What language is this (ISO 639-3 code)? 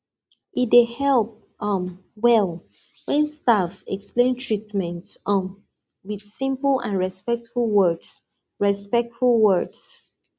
pcm